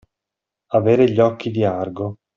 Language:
Italian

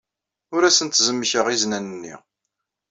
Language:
Kabyle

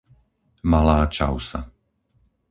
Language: Slovak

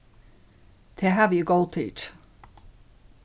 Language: Faroese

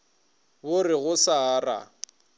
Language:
Northern Sotho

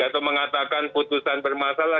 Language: Indonesian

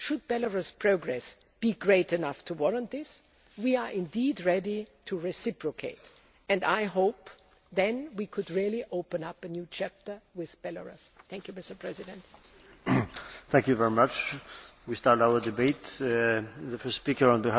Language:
English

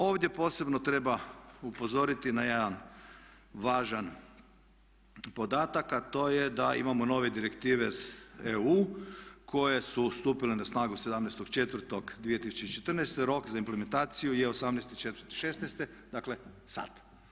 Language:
Croatian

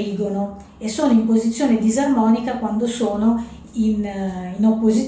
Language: Italian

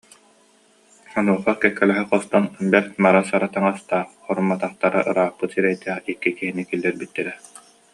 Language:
Yakut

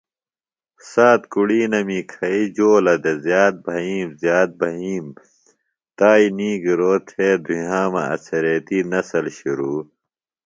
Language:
Phalura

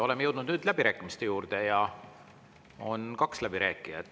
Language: Estonian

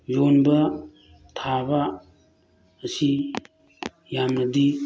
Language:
Manipuri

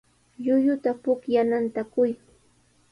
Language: Sihuas Ancash Quechua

